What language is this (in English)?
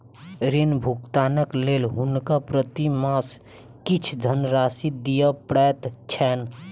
Maithili